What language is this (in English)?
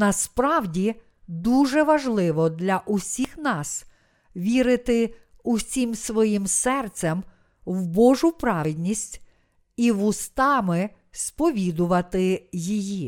Ukrainian